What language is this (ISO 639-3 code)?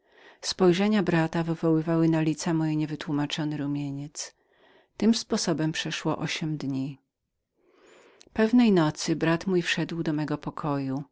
pol